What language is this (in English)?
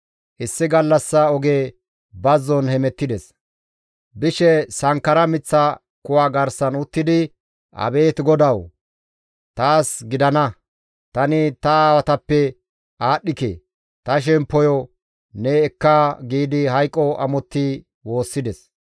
Gamo